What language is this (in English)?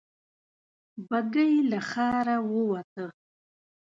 Pashto